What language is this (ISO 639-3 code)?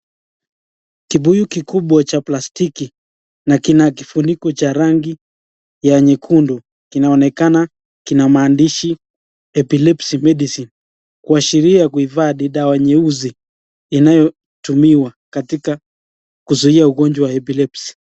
swa